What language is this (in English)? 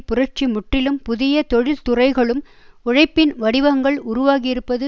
Tamil